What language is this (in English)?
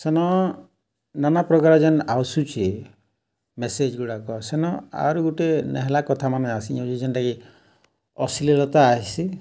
Odia